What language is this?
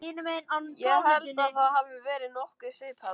Icelandic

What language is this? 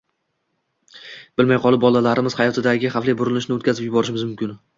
Uzbek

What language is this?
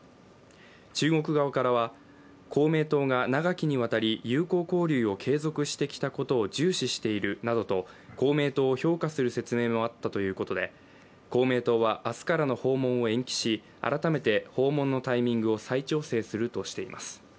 Japanese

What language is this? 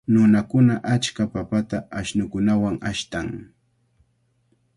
Cajatambo North Lima Quechua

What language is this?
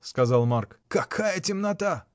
Russian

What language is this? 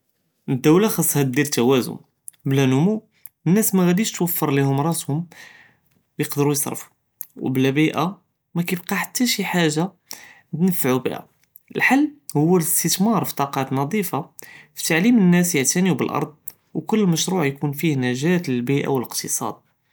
Judeo-Arabic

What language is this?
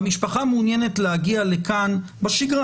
Hebrew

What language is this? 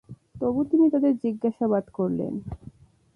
Bangla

